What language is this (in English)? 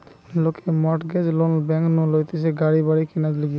Bangla